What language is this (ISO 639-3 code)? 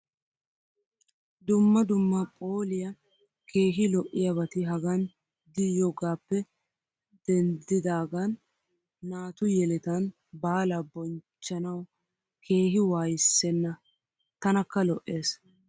wal